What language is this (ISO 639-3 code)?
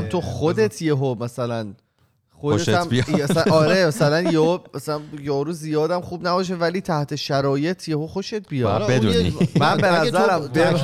fas